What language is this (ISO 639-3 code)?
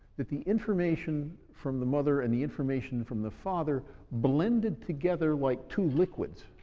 eng